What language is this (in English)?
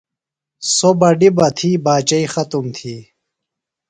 Phalura